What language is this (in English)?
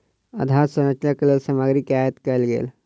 Maithili